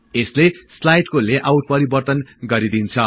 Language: Nepali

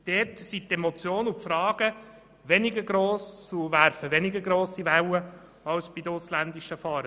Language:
Swiss German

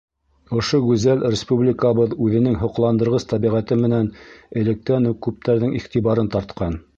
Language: Bashkir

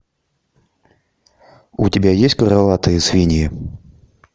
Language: Russian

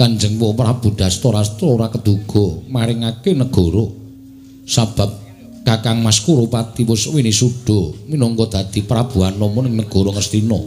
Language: Indonesian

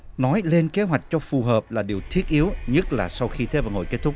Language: Vietnamese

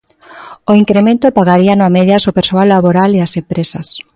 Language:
Galician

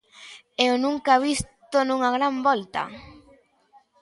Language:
Galician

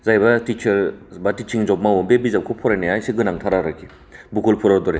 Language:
Bodo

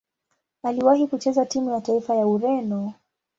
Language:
Swahili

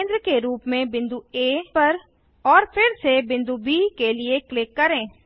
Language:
Hindi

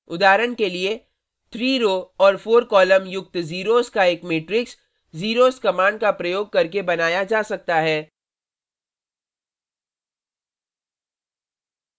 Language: Hindi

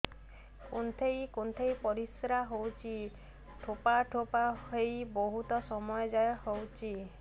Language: Odia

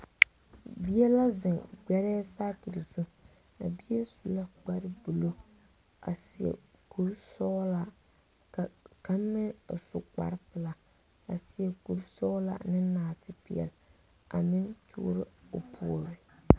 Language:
Southern Dagaare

